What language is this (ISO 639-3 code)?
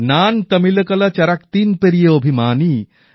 ben